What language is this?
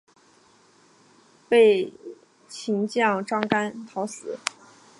Chinese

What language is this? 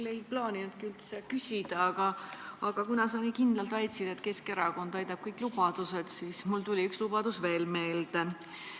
Estonian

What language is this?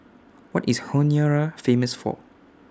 English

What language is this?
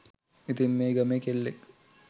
Sinhala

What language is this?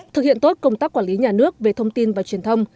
Vietnamese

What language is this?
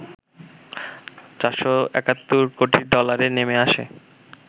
Bangla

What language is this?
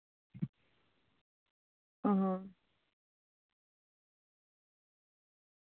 Santali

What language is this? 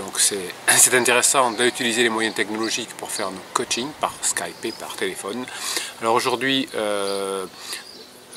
French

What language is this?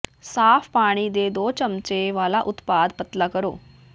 Punjabi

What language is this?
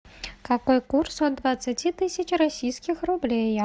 Russian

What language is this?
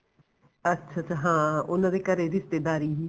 Punjabi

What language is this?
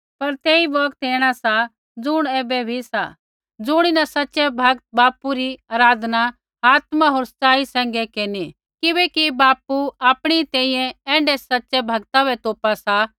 Kullu Pahari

